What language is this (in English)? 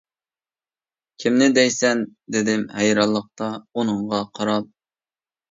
Uyghur